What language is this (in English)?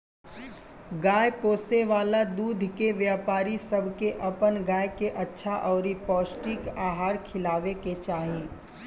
Bhojpuri